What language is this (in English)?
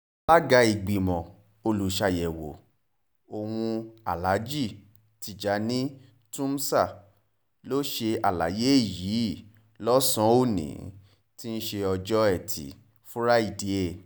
Yoruba